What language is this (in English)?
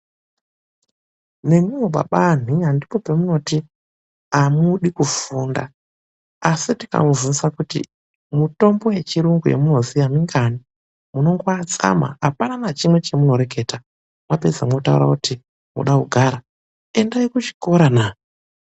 Ndau